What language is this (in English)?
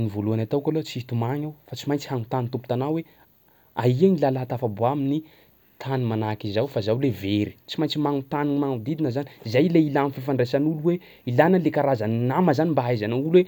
Sakalava Malagasy